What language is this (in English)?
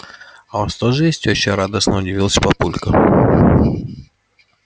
Russian